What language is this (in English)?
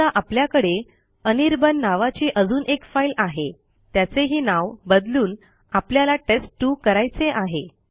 Marathi